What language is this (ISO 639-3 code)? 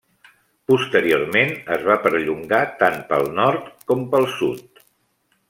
cat